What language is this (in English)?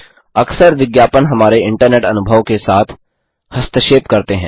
Hindi